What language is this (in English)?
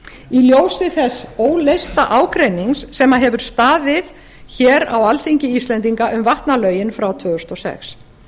Icelandic